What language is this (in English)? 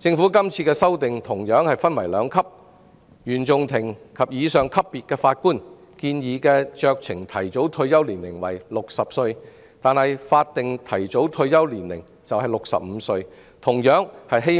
Cantonese